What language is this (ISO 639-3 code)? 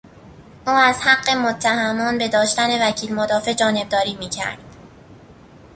fas